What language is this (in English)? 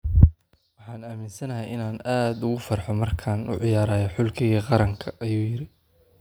Somali